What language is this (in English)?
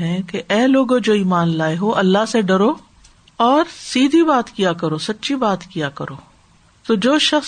Urdu